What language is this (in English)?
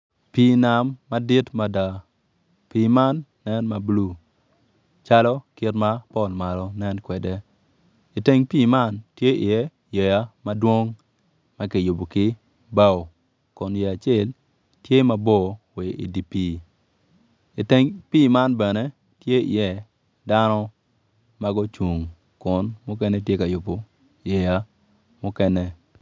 Acoli